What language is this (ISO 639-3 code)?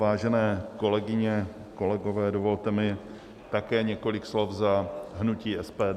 ces